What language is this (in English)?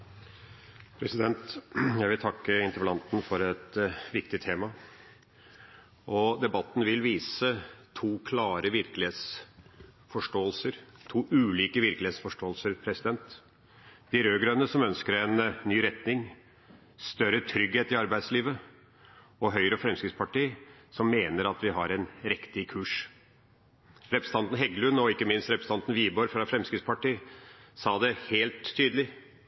Norwegian Bokmål